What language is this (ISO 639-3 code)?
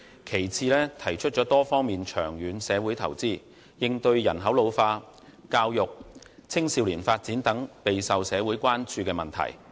yue